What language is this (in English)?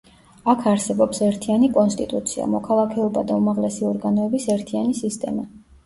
Georgian